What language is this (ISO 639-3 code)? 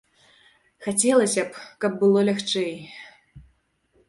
bel